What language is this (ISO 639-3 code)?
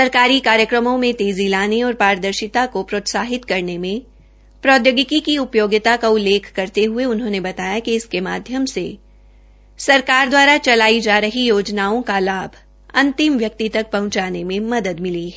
hin